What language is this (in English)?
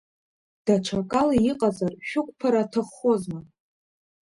Abkhazian